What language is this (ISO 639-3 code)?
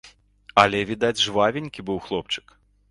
bel